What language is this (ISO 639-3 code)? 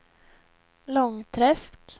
swe